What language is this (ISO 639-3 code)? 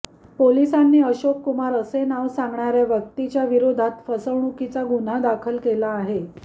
mar